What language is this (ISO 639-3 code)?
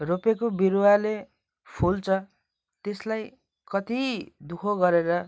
nep